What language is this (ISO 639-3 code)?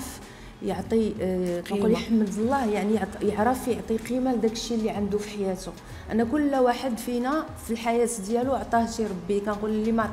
ara